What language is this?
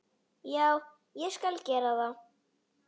Icelandic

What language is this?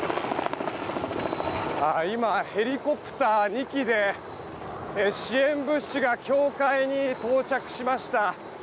Japanese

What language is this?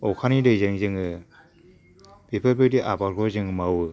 Bodo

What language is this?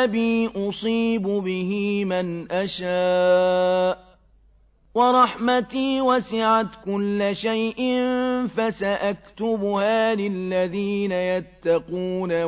Arabic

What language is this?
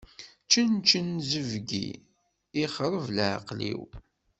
Kabyle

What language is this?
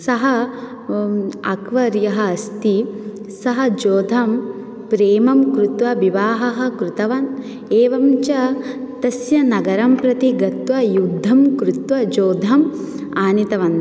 Sanskrit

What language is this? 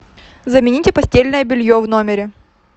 Russian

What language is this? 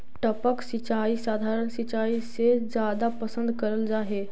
Magahi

